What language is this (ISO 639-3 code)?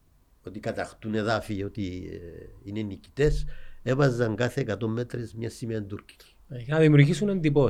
ell